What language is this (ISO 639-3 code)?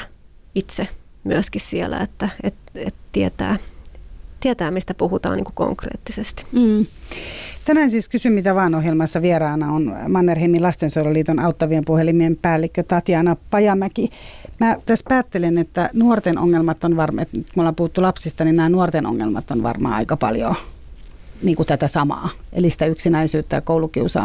fin